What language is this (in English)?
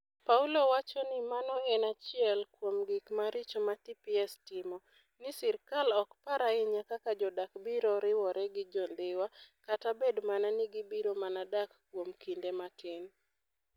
Luo (Kenya and Tanzania)